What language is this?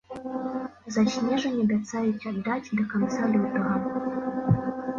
Belarusian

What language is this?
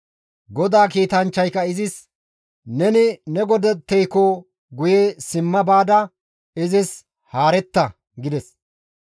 Gamo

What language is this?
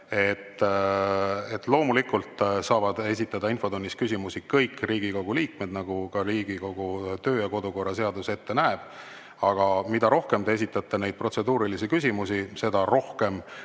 Estonian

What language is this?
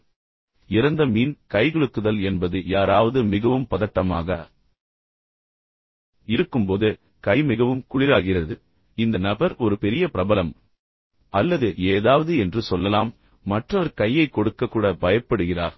Tamil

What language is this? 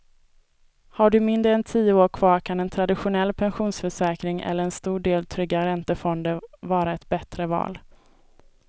Swedish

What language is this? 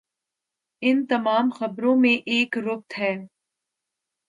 Urdu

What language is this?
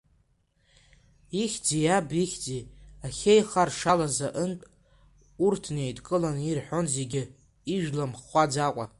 Abkhazian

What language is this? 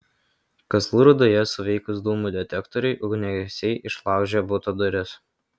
Lithuanian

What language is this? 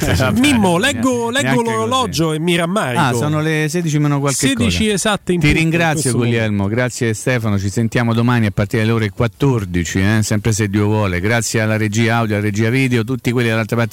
Italian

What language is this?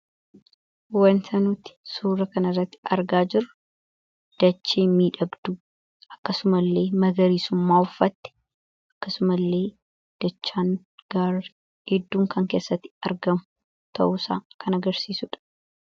Oromo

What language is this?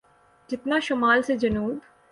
Urdu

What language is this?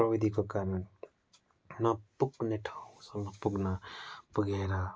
Nepali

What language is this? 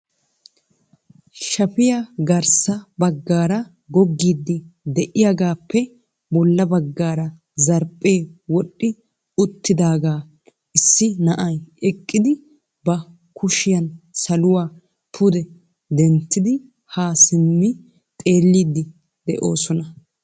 Wolaytta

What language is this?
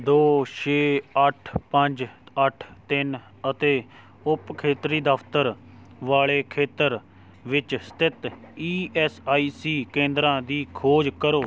Punjabi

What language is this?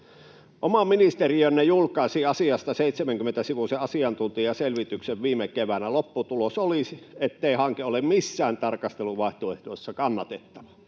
Finnish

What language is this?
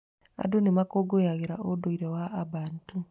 Kikuyu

